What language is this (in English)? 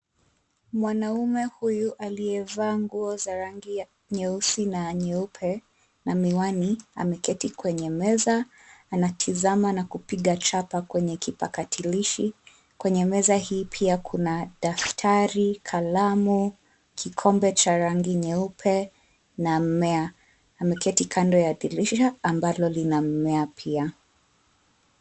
Swahili